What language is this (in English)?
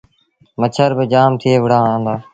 Sindhi Bhil